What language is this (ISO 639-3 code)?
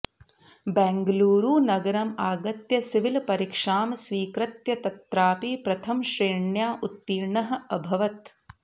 san